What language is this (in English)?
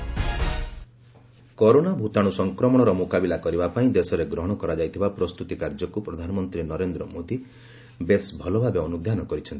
Odia